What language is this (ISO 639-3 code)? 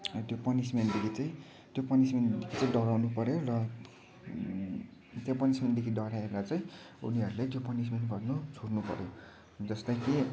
nep